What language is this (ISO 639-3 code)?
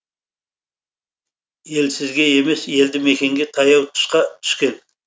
kaz